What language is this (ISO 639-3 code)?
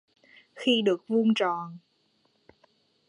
vie